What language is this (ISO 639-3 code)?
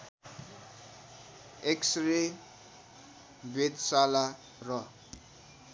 nep